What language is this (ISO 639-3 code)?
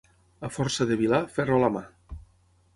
cat